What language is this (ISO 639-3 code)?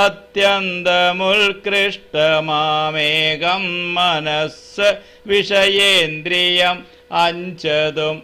ron